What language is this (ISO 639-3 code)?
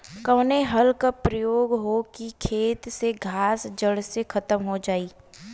bho